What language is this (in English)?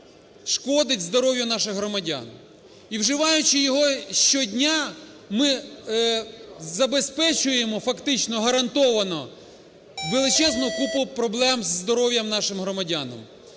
Ukrainian